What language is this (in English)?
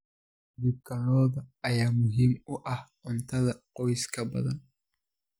Somali